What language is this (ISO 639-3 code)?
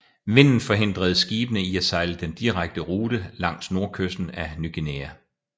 dan